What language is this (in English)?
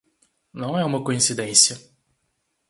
Portuguese